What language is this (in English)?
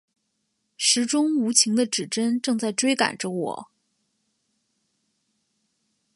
Chinese